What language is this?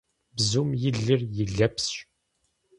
Kabardian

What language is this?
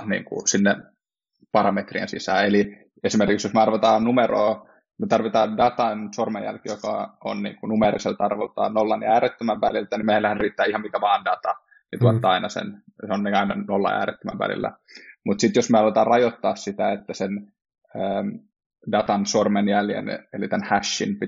Finnish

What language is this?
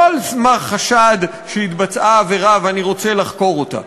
Hebrew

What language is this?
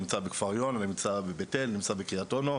Hebrew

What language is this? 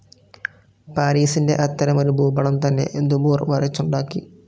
Malayalam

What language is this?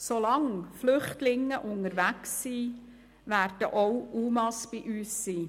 Swiss German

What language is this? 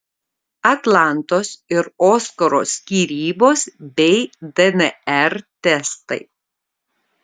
Lithuanian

